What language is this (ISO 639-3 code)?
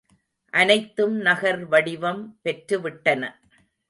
tam